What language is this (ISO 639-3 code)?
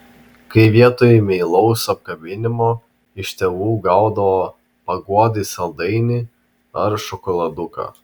lit